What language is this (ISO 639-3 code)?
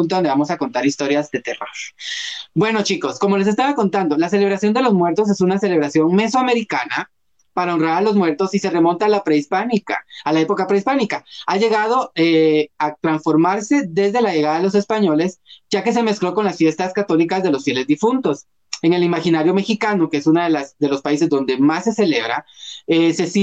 spa